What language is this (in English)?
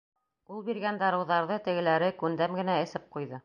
Bashkir